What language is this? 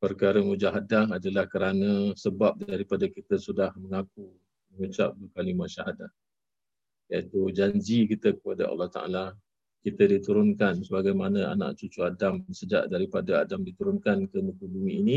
Malay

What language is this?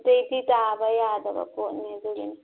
Manipuri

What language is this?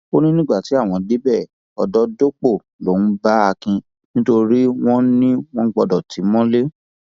Yoruba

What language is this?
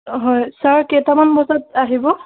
Assamese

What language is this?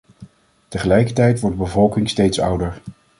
Dutch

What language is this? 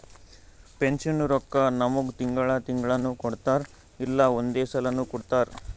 Kannada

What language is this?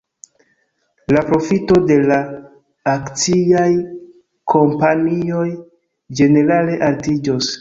Esperanto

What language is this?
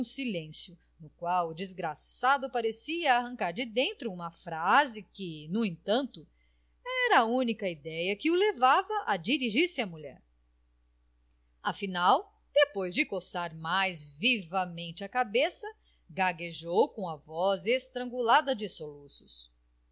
Portuguese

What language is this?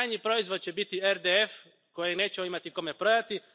Croatian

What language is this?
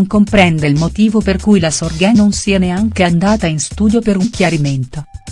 Italian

